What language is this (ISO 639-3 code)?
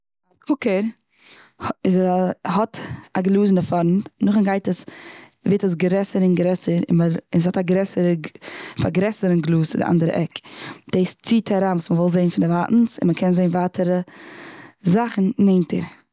yid